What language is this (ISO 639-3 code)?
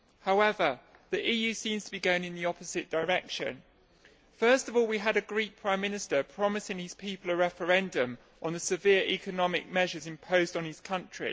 eng